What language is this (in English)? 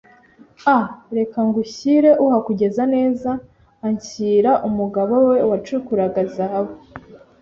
Kinyarwanda